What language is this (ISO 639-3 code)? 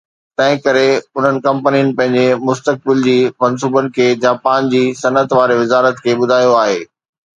snd